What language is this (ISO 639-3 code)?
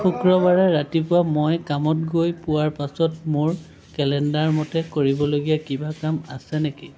asm